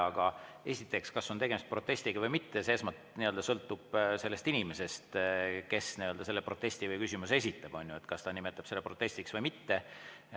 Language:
Estonian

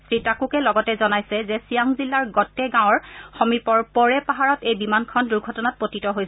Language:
Assamese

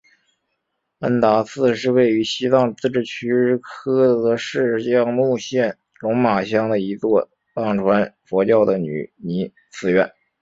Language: Chinese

